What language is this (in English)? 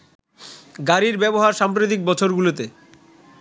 Bangla